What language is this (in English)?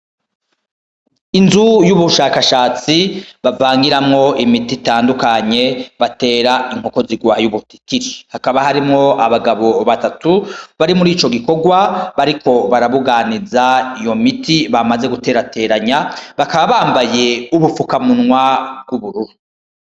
Rundi